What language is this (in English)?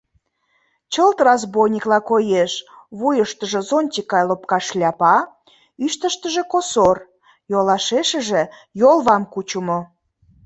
Mari